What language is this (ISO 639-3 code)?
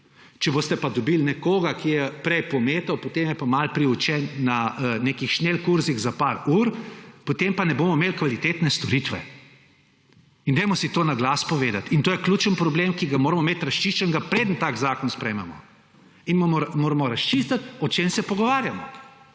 slv